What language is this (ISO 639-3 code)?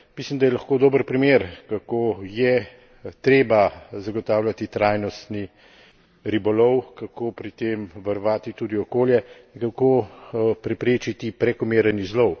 slv